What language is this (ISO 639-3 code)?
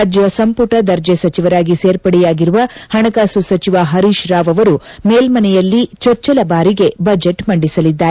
kan